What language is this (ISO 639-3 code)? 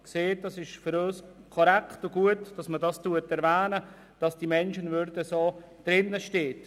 gsw